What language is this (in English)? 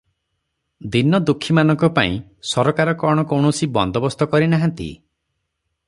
Odia